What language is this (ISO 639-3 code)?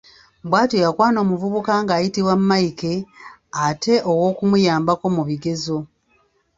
lug